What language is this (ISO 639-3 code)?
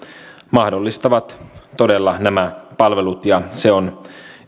fin